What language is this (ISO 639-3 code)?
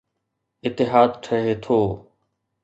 snd